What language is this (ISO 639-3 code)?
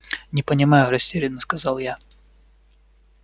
rus